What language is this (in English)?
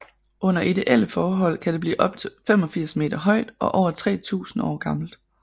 Danish